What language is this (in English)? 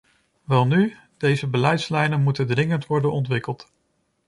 Dutch